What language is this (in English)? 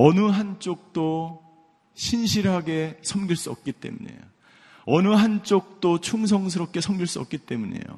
Korean